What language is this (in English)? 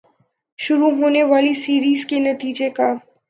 Urdu